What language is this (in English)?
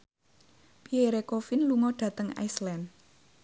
Javanese